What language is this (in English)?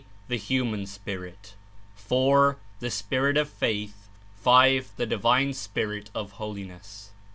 English